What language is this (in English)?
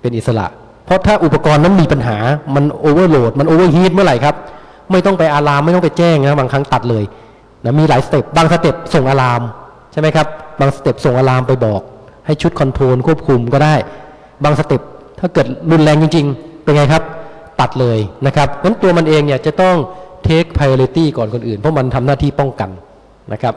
Thai